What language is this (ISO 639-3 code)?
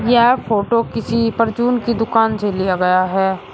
hin